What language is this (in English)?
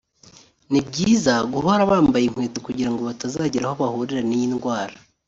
Kinyarwanda